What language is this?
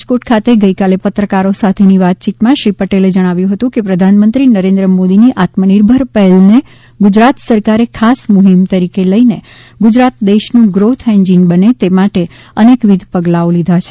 Gujarati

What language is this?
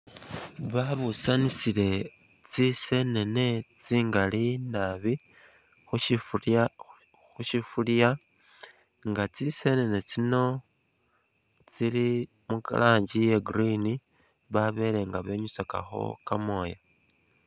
Masaaba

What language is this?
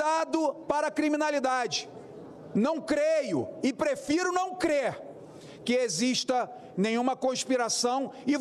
Portuguese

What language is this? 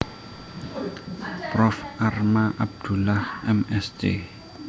Javanese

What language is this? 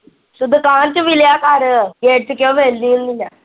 Punjabi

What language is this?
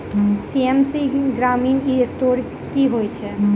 Maithili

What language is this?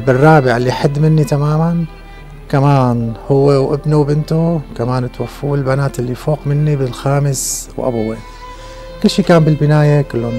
Arabic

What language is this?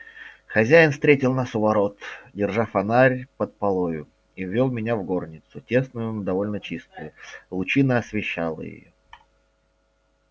Russian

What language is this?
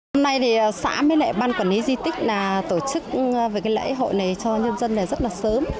Vietnamese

